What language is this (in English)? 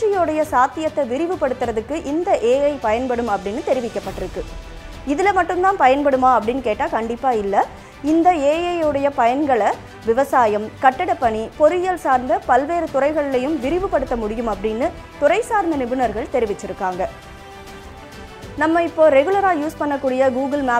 Indonesian